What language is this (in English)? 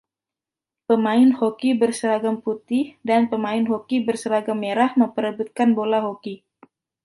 Indonesian